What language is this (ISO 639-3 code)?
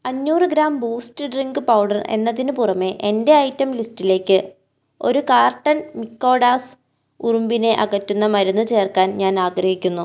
mal